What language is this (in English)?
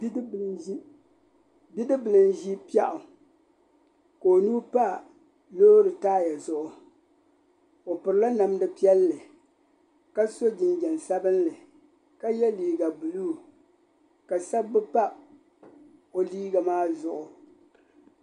Dagbani